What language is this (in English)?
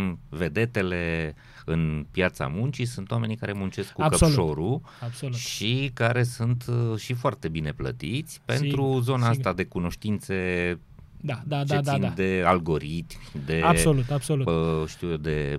Romanian